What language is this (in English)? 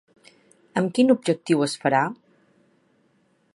Catalan